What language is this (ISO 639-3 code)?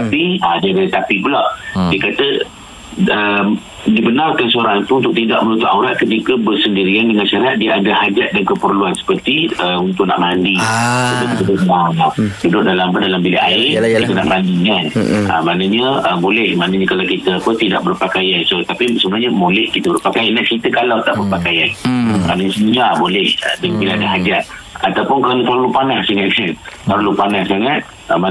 msa